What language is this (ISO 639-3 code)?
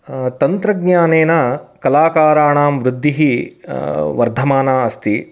san